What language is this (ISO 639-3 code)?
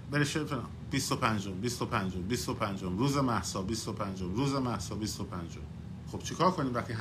fas